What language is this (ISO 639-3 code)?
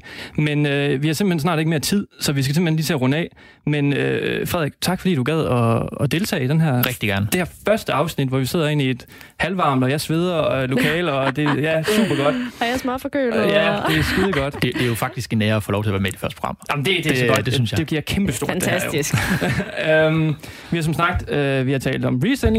dan